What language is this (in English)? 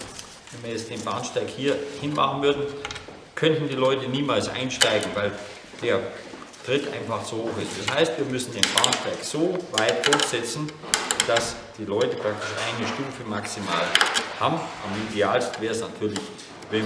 German